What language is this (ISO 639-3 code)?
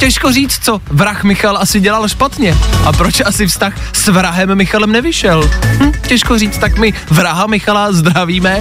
ces